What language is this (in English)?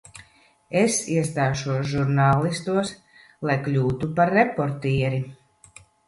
Latvian